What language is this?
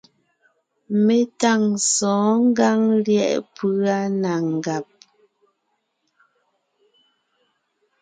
Ngiemboon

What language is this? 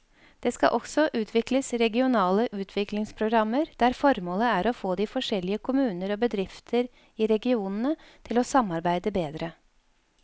Norwegian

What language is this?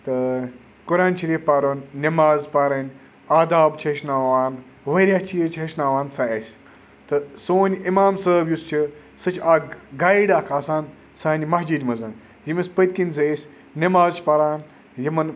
Kashmiri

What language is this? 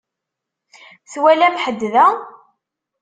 Kabyle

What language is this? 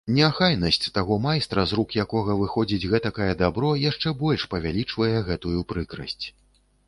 Belarusian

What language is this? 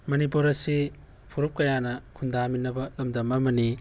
Manipuri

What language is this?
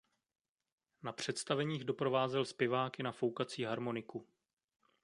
Czech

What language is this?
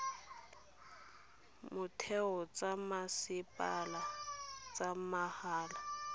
Tswana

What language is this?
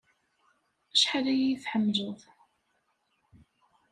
Kabyle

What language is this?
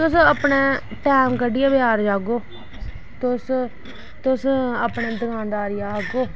Dogri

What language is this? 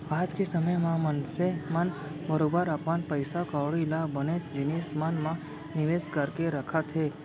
Chhattisgarhi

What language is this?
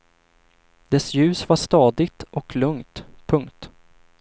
Swedish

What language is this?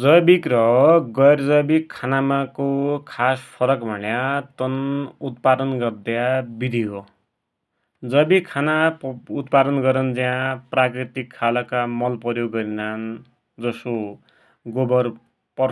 Dotyali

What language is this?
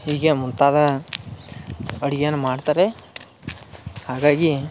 Kannada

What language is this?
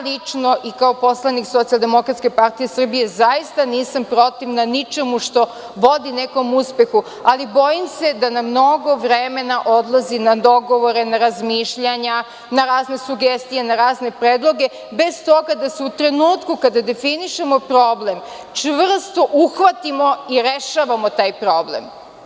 Serbian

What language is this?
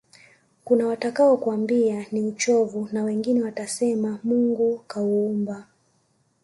Swahili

